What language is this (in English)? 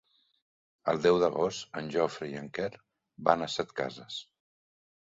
Catalan